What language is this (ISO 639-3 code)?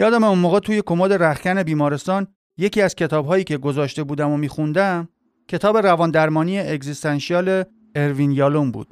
fas